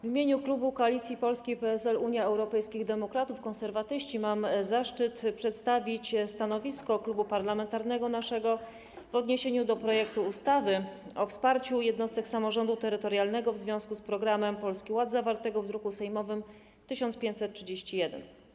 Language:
Polish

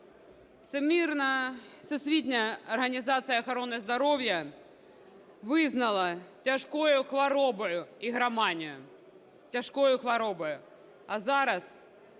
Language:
Ukrainian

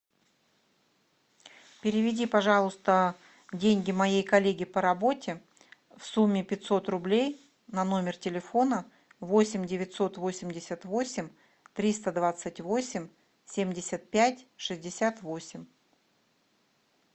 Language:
Russian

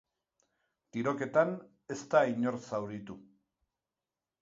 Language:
Basque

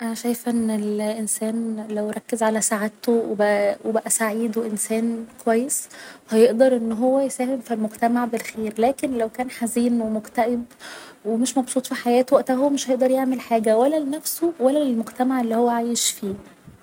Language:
Egyptian Arabic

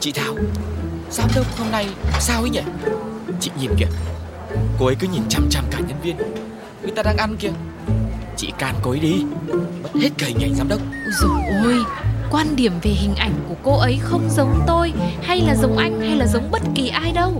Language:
Vietnamese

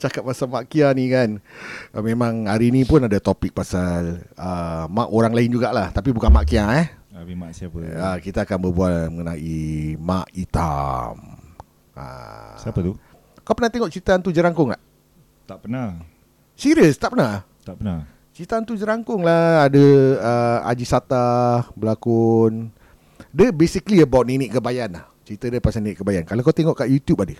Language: Malay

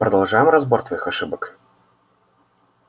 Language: Russian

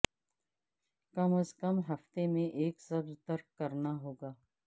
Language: Urdu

